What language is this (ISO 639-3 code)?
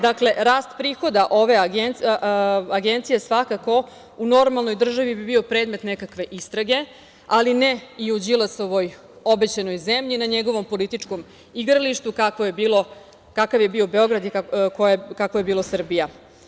srp